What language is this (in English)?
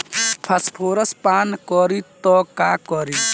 Bhojpuri